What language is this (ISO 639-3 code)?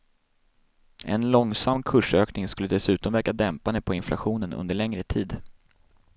swe